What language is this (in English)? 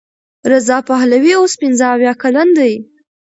Pashto